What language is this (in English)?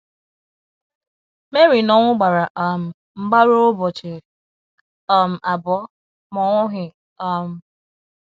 Igbo